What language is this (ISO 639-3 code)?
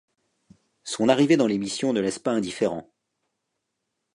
fra